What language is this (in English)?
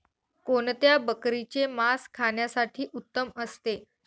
Marathi